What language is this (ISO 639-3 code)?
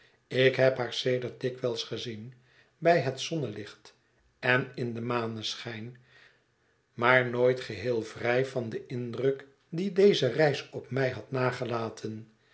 nld